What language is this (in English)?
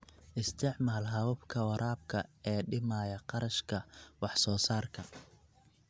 Somali